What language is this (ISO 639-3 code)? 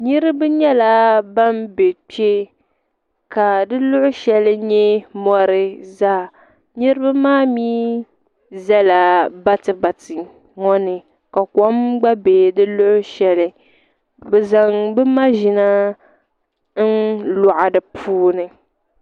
dag